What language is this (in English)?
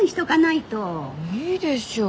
Japanese